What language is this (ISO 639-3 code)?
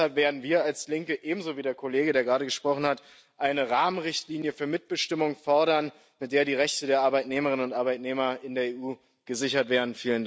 deu